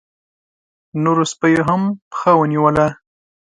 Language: Pashto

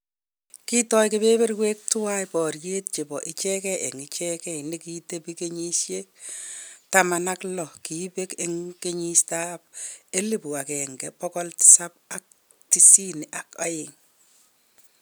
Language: Kalenjin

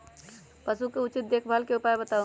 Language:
Magahi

